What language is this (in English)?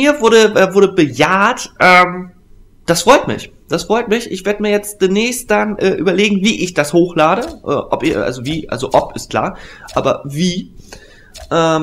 German